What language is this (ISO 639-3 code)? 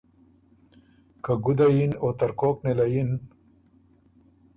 oru